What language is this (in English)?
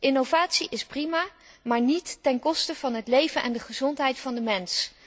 Dutch